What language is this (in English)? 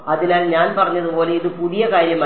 Malayalam